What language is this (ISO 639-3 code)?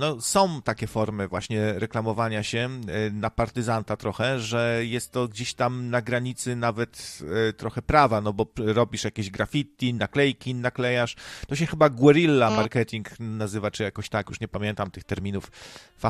pol